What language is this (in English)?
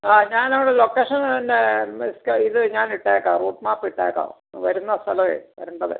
Malayalam